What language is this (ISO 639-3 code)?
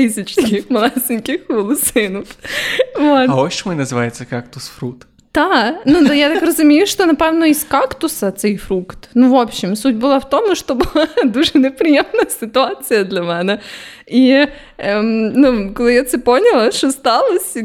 ukr